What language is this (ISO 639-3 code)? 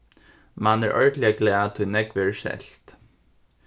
fao